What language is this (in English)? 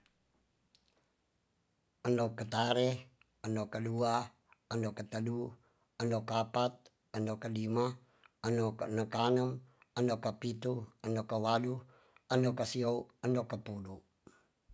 Tonsea